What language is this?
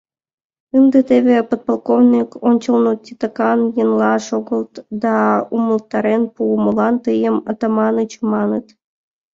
Mari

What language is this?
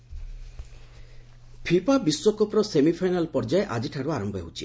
Odia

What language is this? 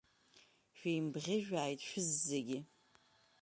Abkhazian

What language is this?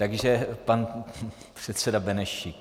Czech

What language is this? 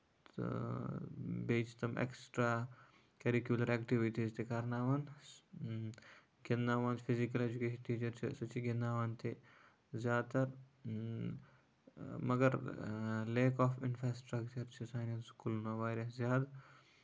Kashmiri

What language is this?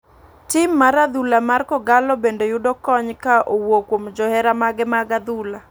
Luo (Kenya and Tanzania)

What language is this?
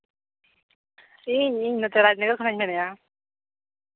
Santali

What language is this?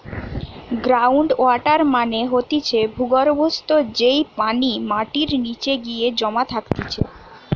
Bangla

